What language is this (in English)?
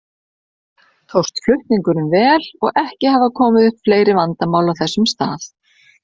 Icelandic